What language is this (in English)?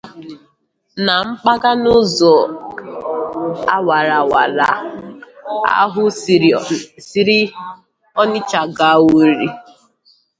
Igbo